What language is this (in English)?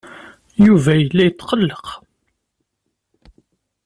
Kabyle